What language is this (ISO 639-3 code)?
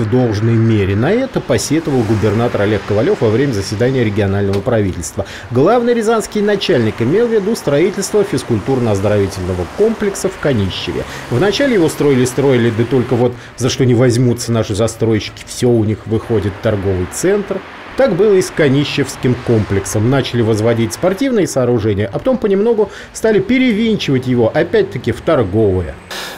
rus